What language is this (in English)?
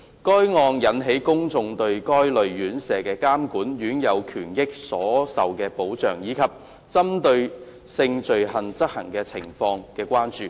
Cantonese